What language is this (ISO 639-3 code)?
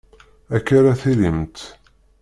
kab